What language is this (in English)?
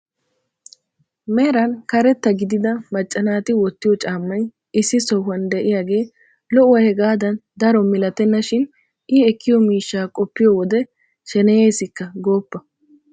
Wolaytta